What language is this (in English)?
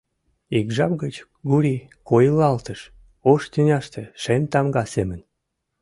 Mari